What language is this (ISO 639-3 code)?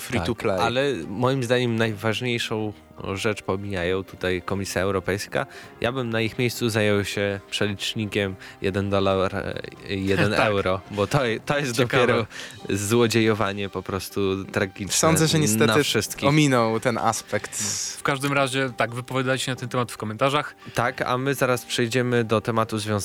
pol